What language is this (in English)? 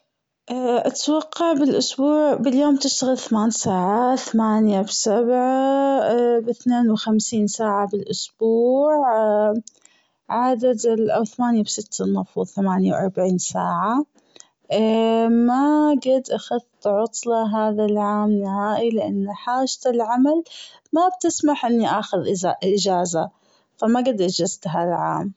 Gulf Arabic